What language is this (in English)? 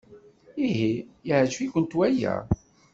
Kabyle